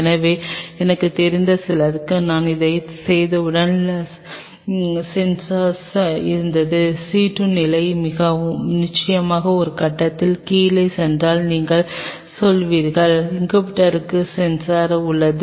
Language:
Tamil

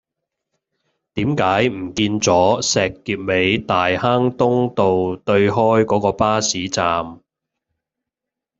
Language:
Cantonese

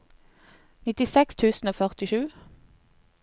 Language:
Norwegian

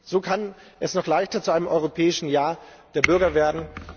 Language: German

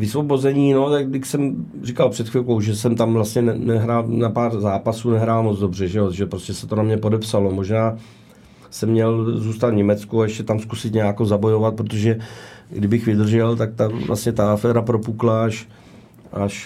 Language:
Czech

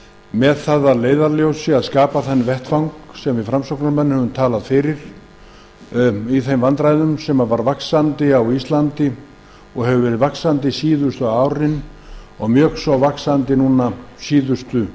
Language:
Icelandic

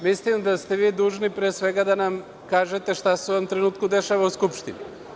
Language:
Serbian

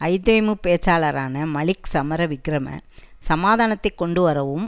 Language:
Tamil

